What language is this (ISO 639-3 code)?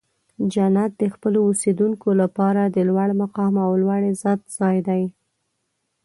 pus